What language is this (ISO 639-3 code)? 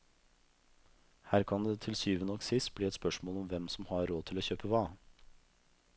nor